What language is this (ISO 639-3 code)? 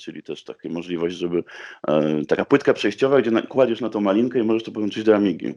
pol